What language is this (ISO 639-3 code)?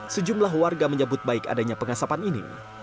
ind